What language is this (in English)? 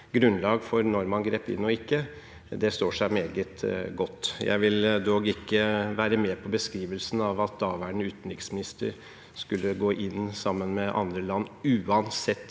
Norwegian